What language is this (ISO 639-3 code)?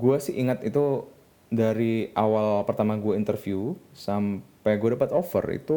ind